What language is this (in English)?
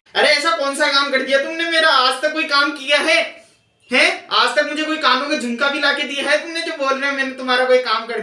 Hindi